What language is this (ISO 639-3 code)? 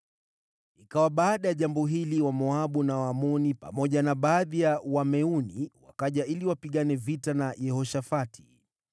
swa